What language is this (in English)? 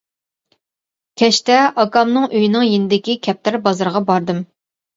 Uyghur